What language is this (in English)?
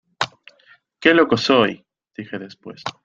Spanish